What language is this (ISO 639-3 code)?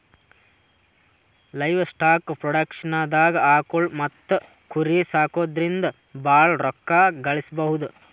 kan